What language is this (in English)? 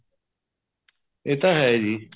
Punjabi